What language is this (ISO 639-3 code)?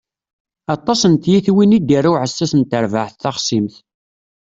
kab